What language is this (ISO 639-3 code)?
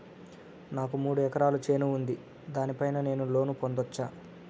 tel